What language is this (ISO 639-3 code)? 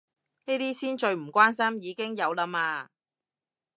yue